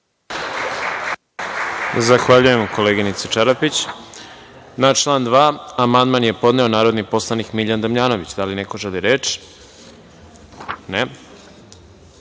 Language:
Serbian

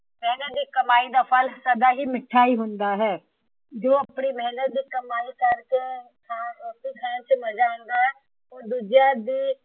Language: Punjabi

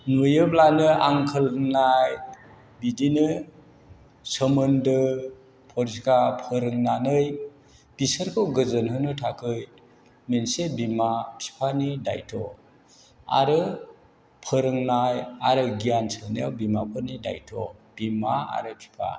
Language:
Bodo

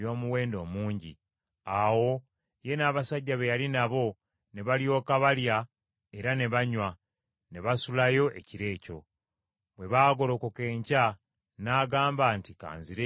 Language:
Ganda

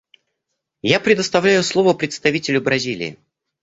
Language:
Russian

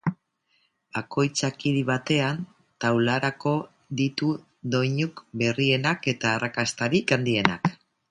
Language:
Basque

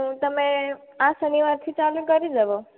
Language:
Gujarati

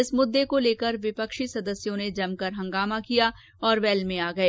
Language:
Hindi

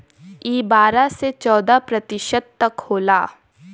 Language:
Bhojpuri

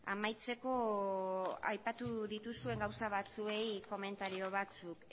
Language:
Basque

